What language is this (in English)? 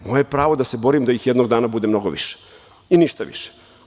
Serbian